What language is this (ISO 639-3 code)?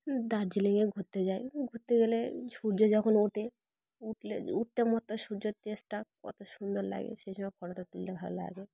ben